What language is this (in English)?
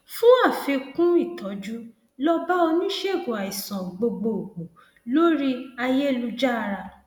Yoruba